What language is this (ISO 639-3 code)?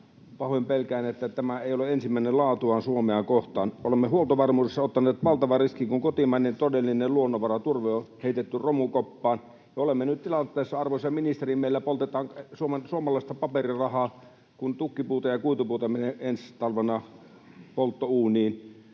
fin